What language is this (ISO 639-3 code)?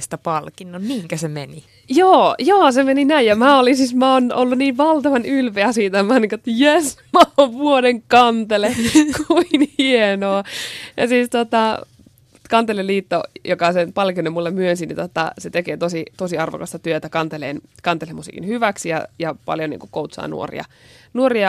fin